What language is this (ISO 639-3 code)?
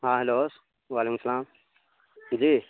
urd